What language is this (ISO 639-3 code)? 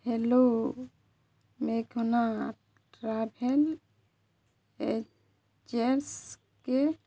ori